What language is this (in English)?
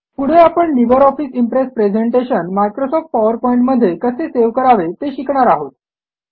Marathi